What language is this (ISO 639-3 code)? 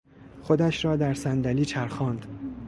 fas